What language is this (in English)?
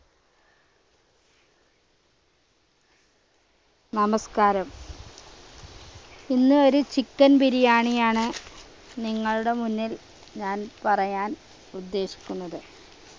Malayalam